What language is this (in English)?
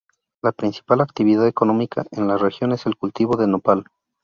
Spanish